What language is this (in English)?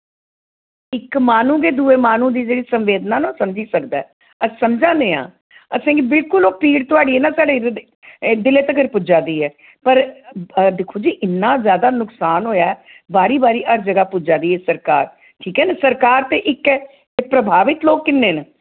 Dogri